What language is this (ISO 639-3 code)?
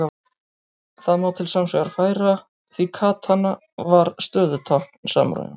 isl